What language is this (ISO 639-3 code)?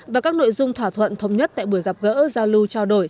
vie